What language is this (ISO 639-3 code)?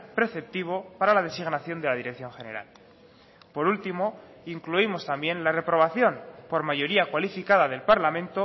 spa